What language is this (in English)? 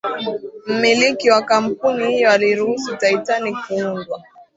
Swahili